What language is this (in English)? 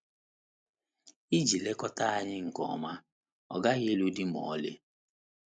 Igbo